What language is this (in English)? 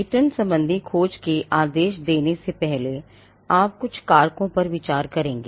Hindi